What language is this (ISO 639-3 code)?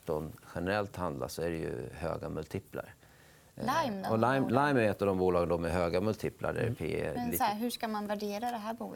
swe